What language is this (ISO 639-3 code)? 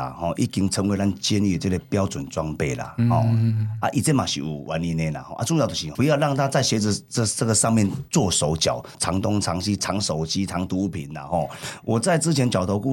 zho